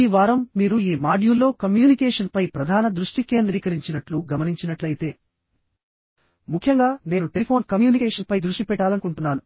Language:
Telugu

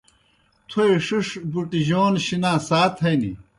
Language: Kohistani Shina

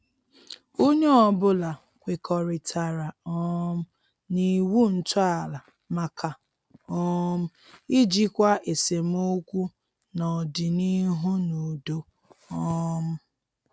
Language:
Igbo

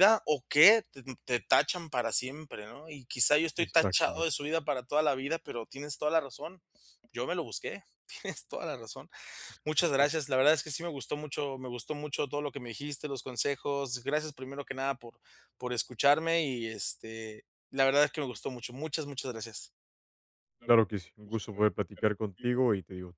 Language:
Spanish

